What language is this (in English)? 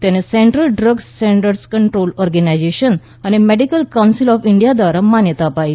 Gujarati